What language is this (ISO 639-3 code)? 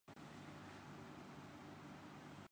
urd